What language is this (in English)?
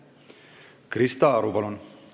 Estonian